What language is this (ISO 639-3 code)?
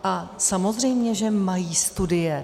ces